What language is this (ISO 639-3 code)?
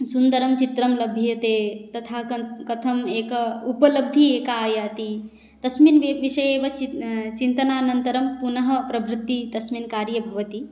san